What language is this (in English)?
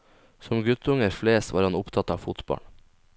Norwegian